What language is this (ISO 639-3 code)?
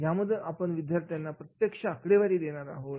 mar